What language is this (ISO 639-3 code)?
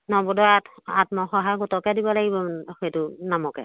asm